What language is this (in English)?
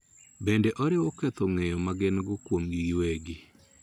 Luo (Kenya and Tanzania)